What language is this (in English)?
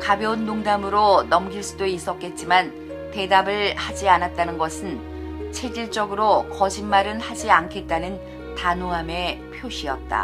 Korean